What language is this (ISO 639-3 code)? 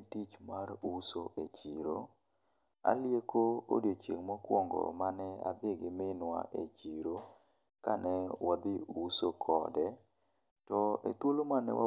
luo